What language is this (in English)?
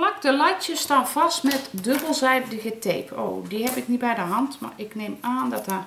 Dutch